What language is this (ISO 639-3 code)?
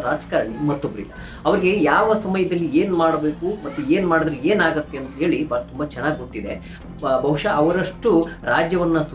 hin